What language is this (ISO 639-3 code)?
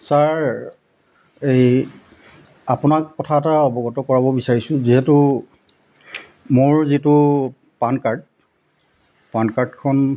asm